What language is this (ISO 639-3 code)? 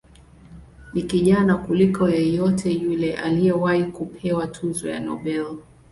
swa